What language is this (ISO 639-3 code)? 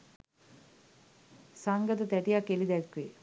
sin